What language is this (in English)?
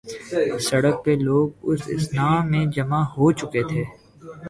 Urdu